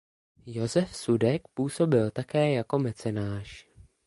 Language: Czech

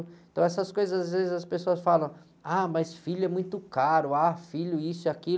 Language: Portuguese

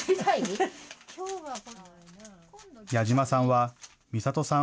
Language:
Japanese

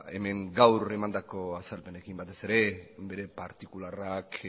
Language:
Basque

